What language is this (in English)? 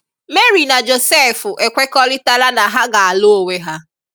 Igbo